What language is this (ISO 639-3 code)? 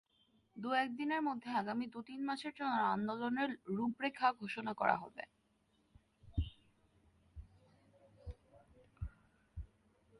ben